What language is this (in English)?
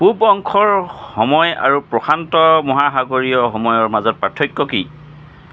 Assamese